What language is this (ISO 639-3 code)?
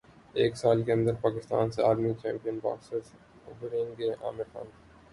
urd